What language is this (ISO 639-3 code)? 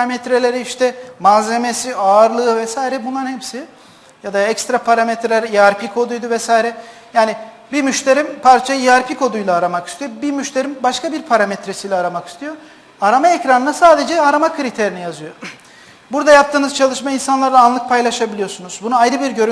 tur